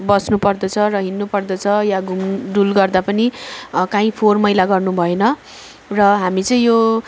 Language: Nepali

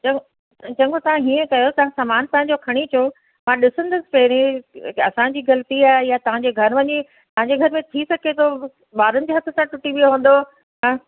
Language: Sindhi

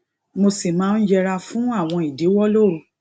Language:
Yoruba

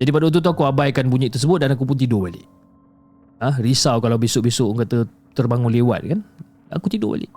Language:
Malay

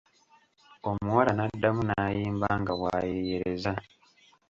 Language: Ganda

